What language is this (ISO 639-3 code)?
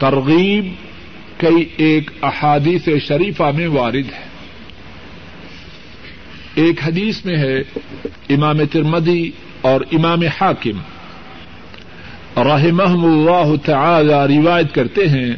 urd